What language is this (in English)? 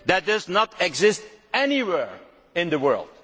English